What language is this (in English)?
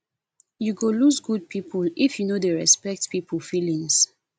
Nigerian Pidgin